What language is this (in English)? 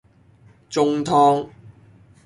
Cantonese